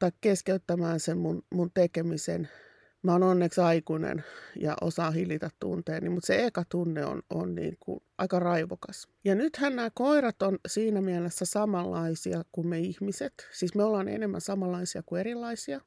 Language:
Finnish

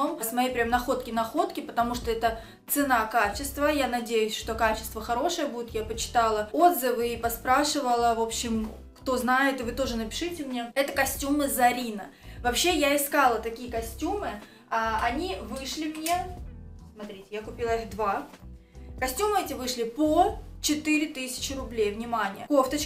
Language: Russian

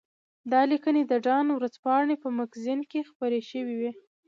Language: Pashto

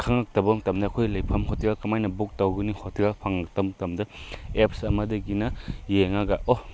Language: Manipuri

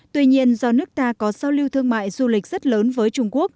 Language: Vietnamese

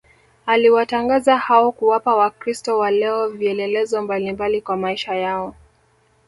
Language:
Swahili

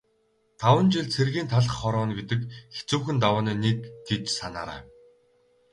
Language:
Mongolian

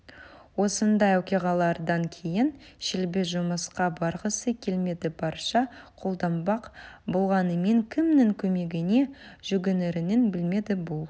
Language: Kazakh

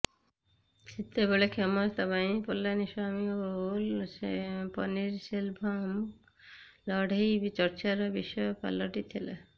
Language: Odia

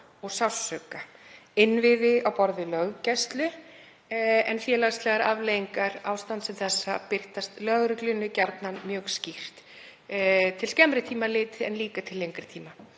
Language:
Icelandic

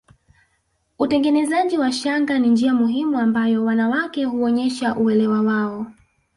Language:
Swahili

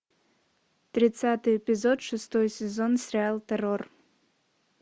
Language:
Russian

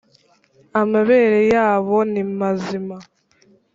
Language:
Kinyarwanda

